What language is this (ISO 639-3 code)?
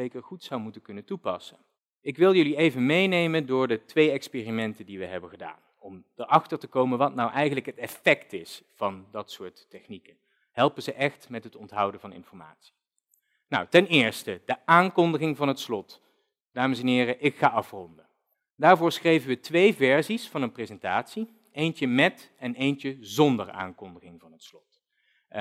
nld